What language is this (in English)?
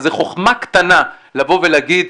Hebrew